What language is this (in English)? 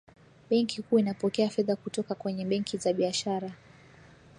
Swahili